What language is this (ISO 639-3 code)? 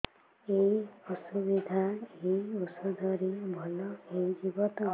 ori